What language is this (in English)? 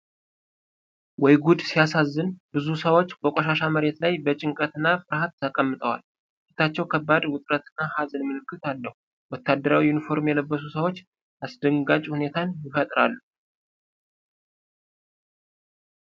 Amharic